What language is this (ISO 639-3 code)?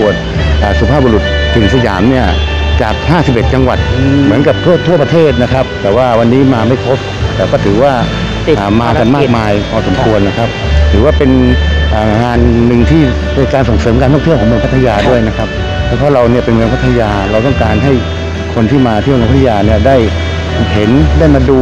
tha